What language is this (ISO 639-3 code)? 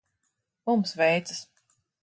lav